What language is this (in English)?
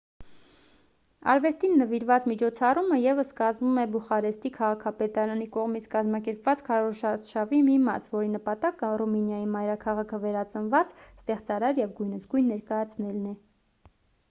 Armenian